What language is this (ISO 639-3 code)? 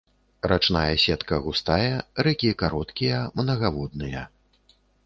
bel